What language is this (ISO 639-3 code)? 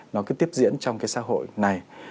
vie